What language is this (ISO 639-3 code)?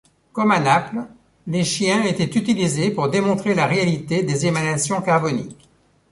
fra